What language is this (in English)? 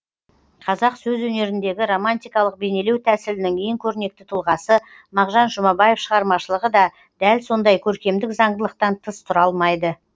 Kazakh